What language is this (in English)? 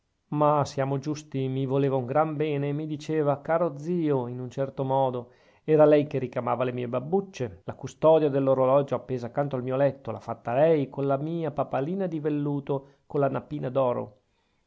Italian